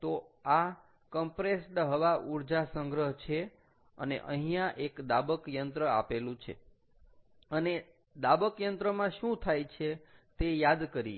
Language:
Gujarati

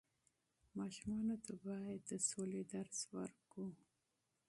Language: Pashto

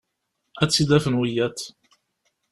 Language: Kabyle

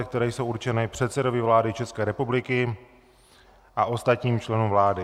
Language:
Czech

